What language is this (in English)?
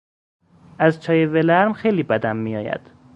Persian